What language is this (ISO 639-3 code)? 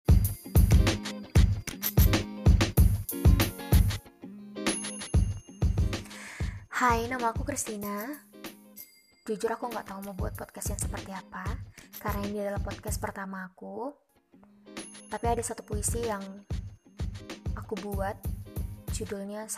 ind